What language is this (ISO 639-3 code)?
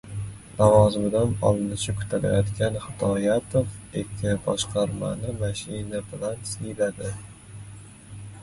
uzb